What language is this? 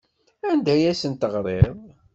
Kabyle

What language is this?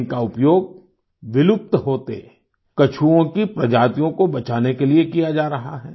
Hindi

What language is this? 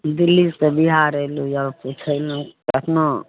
Maithili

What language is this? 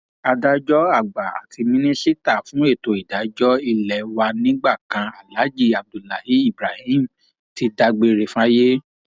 Yoruba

